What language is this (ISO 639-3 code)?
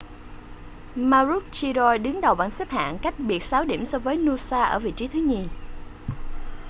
vie